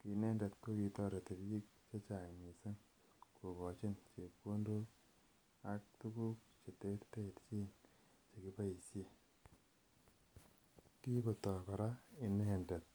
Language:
Kalenjin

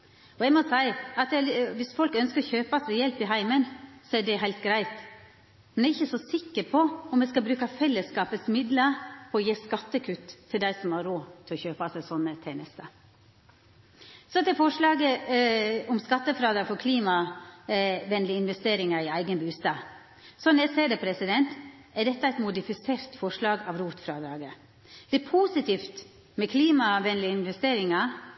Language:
Norwegian Nynorsk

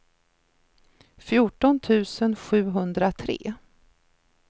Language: Swedish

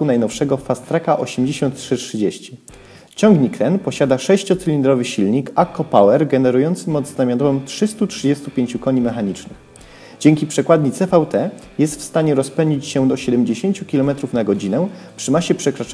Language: Polish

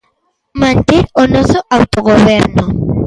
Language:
Galician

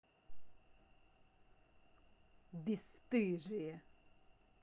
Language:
Russian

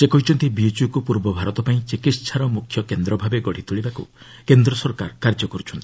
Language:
Odia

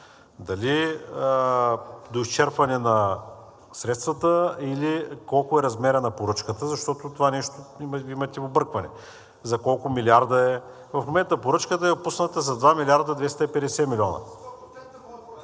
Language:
Bulgarian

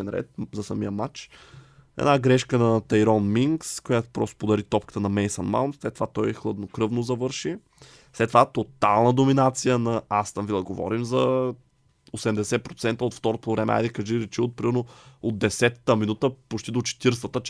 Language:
Bulgarian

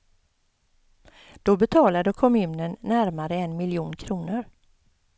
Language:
Swedish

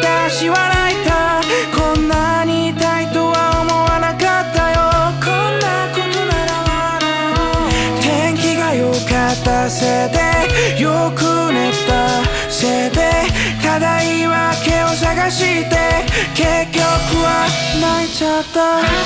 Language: Korean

